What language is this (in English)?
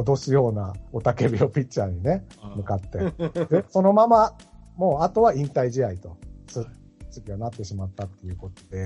Japanese